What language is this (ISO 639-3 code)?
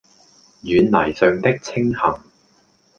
yue